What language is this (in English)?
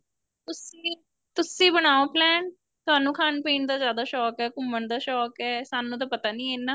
Punjabi